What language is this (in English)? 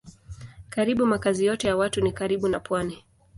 Swahili